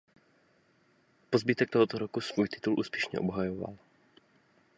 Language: Czech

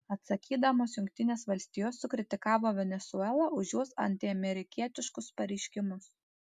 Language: Lithuanian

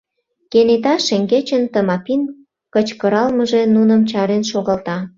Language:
Mari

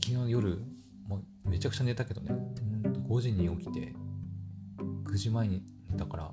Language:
Japanese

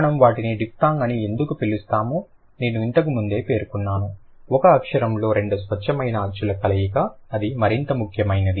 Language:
Telugu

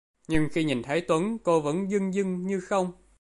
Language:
Vietnamese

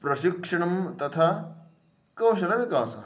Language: Sanskrit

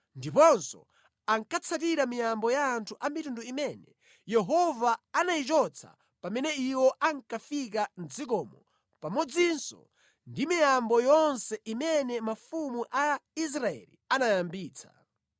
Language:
Nyanja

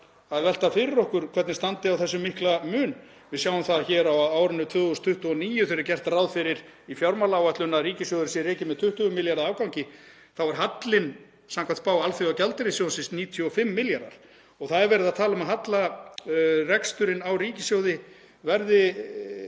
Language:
Icelandic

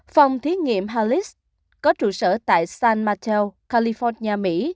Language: Vietnamese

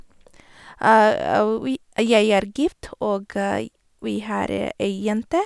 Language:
Norwegian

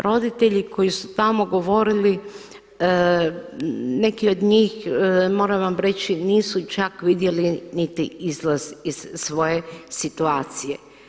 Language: Croatian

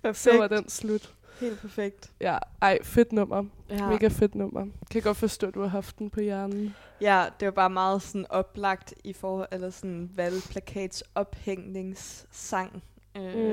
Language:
Danish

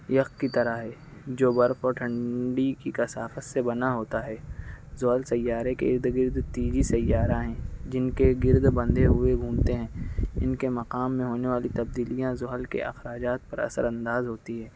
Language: Urdu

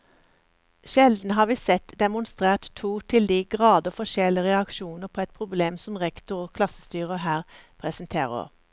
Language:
Norwegian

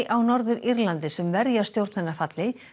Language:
Icelandic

